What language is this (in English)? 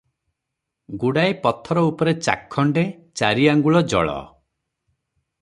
Odia